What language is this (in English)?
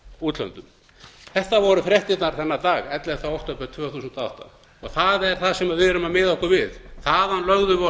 Icelandic